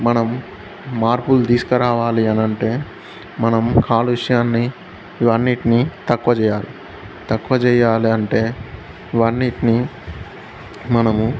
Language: Telugu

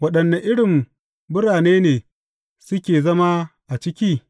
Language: Hausa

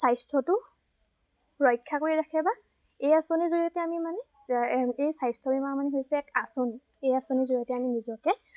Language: Assamese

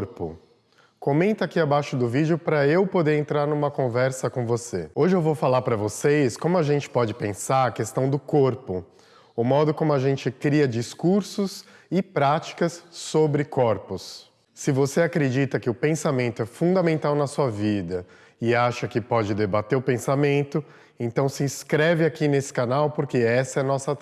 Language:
Portuguese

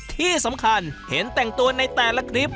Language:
Thai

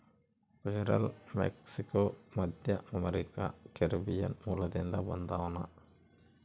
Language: Kannada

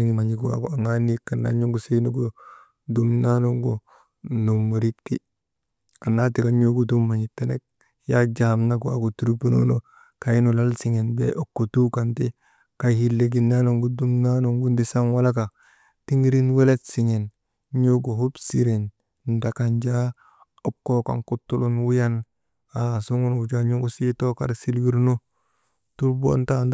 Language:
Maba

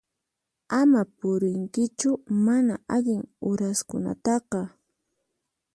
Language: Puno Quechua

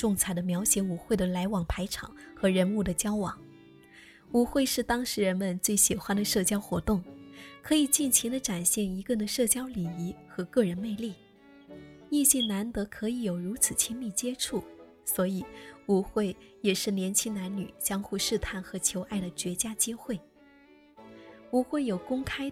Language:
Chinese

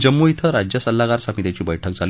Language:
Marathi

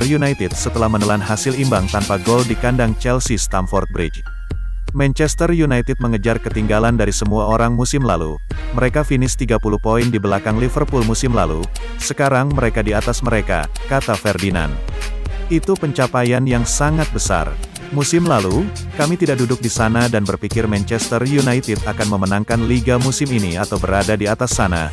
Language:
Indonesian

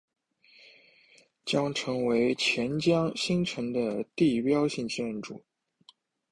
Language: Chinese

